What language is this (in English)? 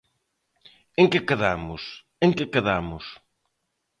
Galician